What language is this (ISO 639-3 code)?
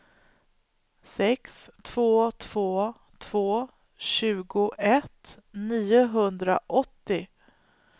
swe